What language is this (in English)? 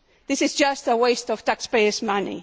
English